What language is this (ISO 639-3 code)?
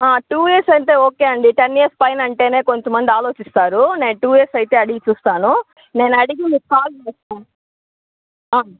tel